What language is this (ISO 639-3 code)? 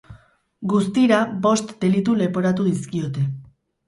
eus